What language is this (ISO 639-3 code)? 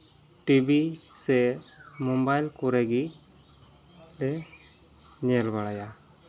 sat